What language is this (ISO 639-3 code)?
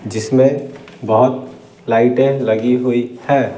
hin